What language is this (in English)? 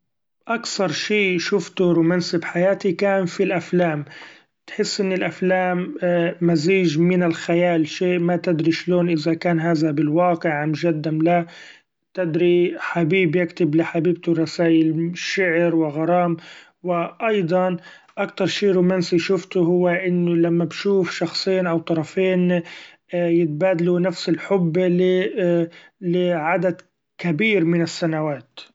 Gulf Arabic